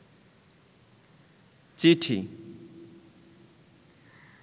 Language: Bangla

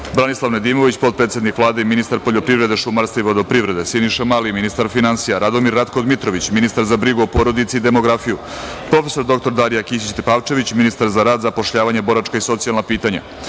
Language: Serbian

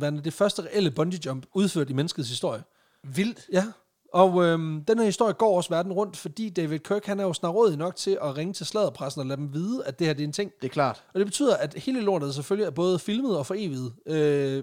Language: Danish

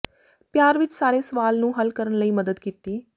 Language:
Punjabi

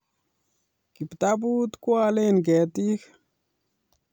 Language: Kalenjin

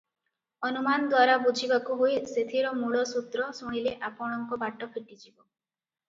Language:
Odia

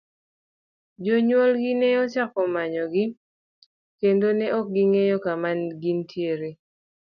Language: Luo (Kenya and Tanzania)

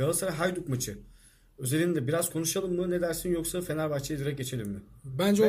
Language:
Turkish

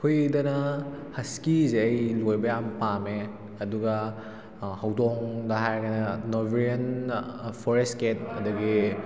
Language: Manipuri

